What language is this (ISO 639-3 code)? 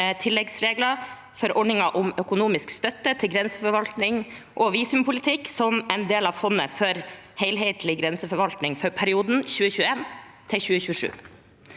nor